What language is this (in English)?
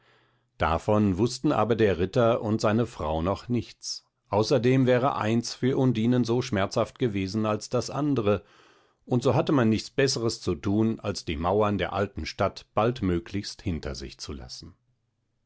German